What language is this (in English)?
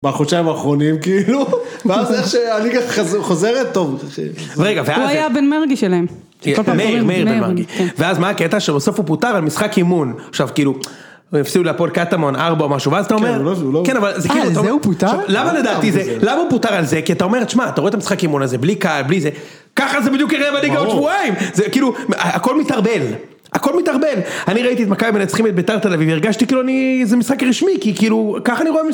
Hebrew